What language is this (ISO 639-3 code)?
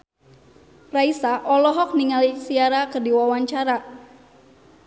sun